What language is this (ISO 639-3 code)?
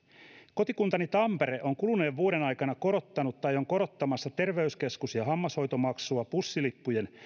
fin